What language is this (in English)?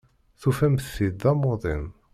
Kabyle